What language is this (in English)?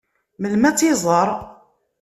Kabyle